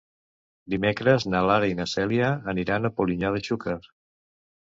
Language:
Catalan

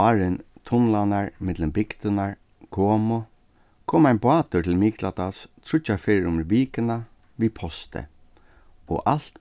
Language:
Faroese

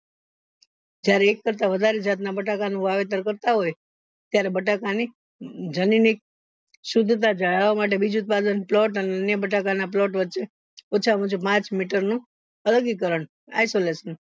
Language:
Gujarati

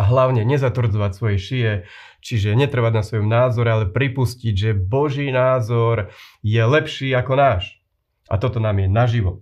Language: Slovak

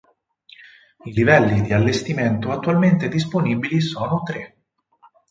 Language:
Italian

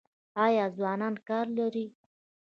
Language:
Pashto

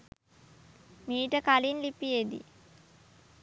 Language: Sinhala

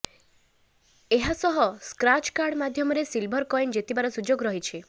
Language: Odia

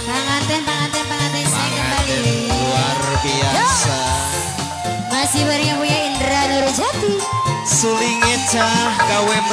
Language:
Indonesian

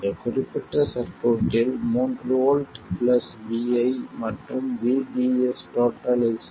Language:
Tamil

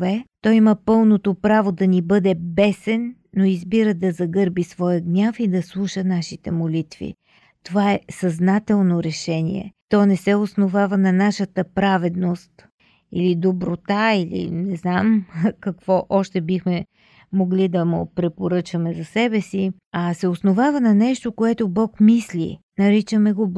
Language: Bulgarian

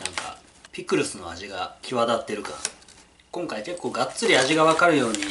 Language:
Japanese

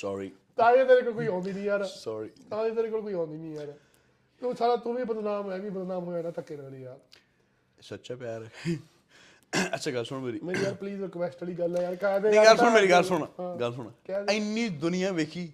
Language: Punjabi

